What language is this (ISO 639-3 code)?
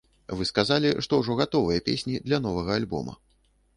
bel